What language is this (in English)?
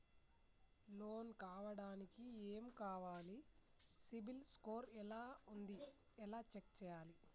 Telugu